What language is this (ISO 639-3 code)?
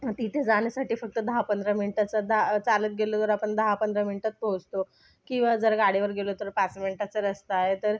mar